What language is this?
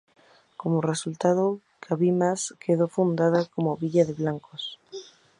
Spanish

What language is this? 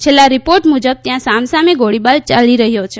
Gujarati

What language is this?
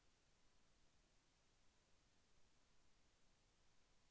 Telugu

